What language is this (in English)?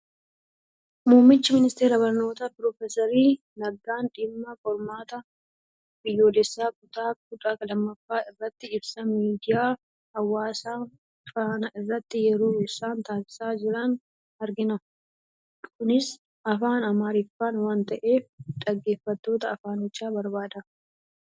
Oromo